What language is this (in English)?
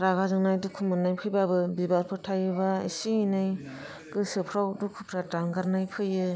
Bodo